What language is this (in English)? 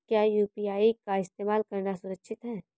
Hindi